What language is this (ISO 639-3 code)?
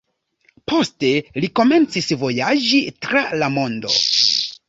epo